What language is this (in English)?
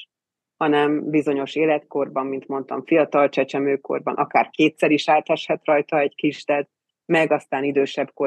Hungarian